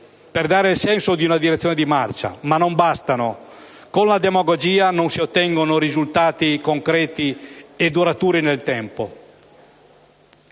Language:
Italian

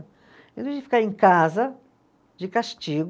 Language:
Portuguese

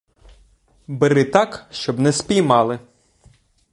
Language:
Ukrainian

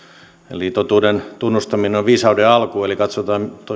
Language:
Finnish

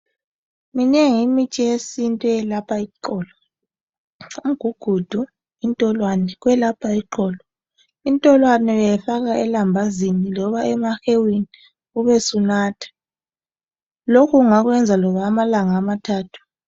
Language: North Ndebele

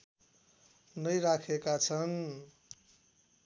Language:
Nepali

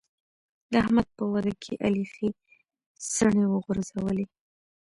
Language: Pashto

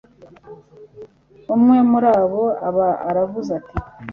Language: Kinyarwanda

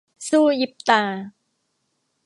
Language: Thai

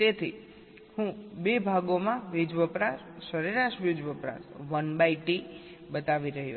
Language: Gujarati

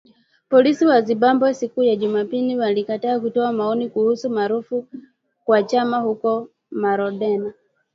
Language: Swahili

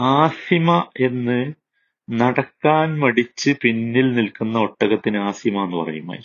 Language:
Malayalam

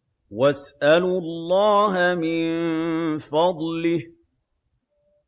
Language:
Arabic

